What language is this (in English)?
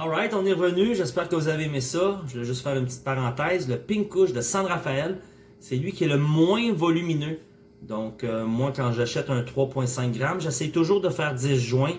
French